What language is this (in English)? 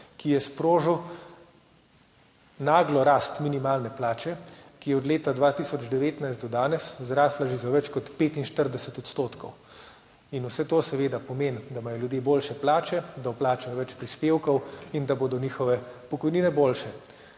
Slovenian